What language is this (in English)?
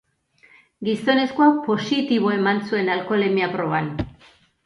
Basque